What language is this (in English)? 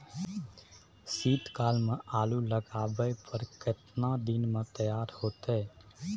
Maithili